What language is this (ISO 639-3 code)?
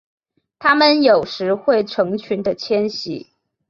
zho